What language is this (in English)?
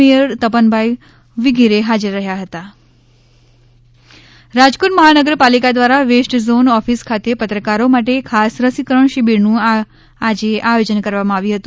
Gujarati